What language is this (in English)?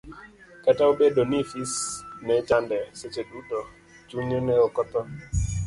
Luo (Kenya and Tanzania)